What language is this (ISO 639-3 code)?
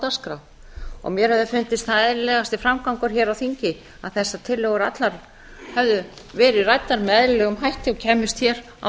isl